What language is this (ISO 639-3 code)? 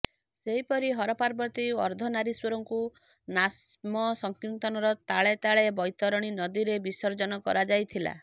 ori